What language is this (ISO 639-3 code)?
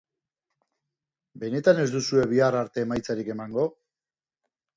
eus